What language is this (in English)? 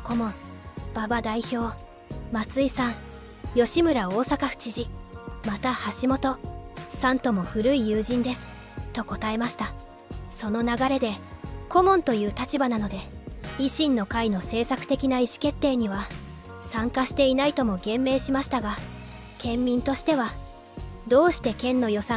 Japanese